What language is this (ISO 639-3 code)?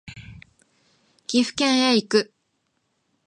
jpn